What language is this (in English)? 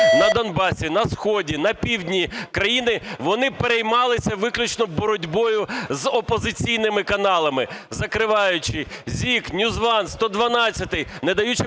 Ukrainian